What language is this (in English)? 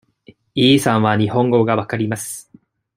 Japanese